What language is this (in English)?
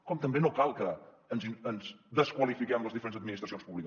Catalan